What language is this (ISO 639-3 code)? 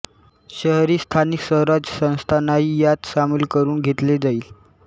mar